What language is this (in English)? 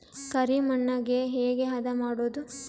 Kannada